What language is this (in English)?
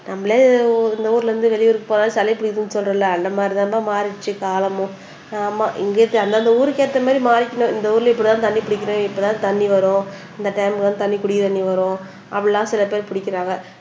Tamil